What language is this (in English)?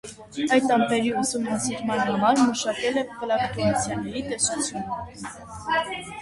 Armenian